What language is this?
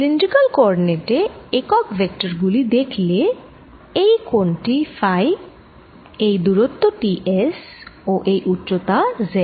Bangla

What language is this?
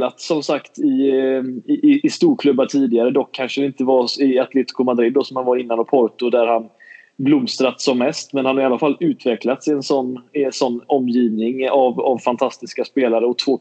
Swedish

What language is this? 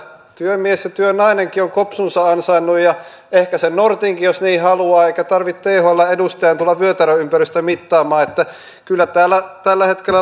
Finnish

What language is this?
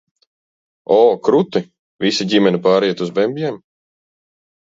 Latvian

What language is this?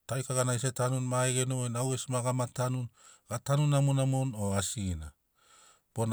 Sinaugoro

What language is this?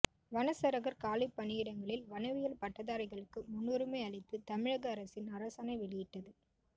Tamil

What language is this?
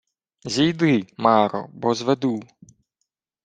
Ukrainian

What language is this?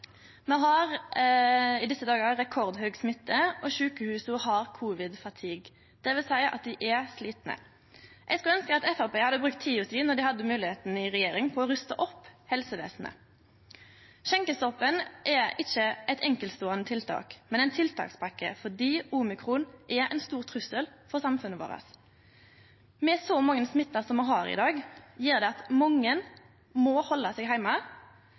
Norwegian Nynorsk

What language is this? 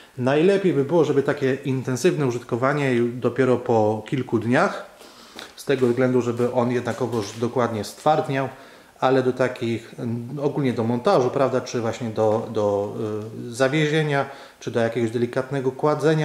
Polish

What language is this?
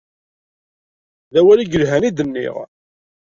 Kabyle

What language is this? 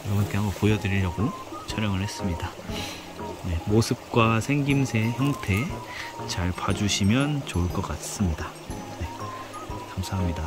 Korean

